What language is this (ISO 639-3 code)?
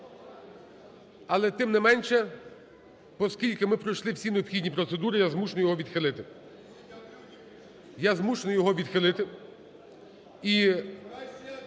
ukr